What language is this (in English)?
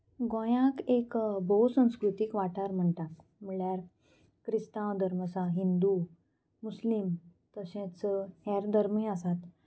Konkani